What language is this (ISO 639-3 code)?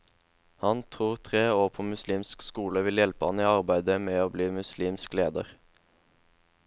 nor